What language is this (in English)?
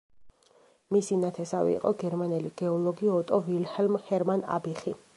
Georgian